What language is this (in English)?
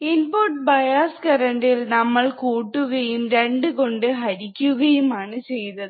Malayalam